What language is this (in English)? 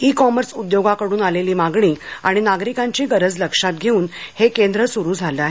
Marathi